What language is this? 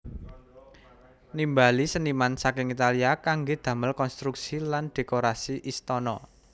Javanese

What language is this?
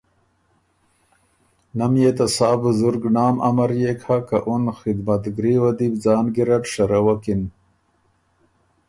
Ormuri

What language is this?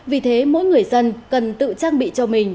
Vietnamese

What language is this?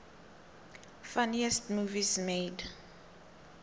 South Ndebele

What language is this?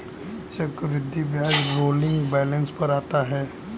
Hindi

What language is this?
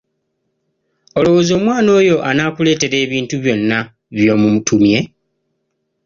Ganda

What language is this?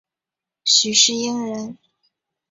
Chinese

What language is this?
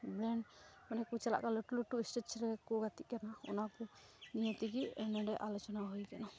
Santali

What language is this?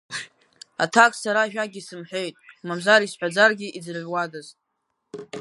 Abkhazian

